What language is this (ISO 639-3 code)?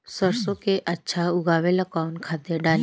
bho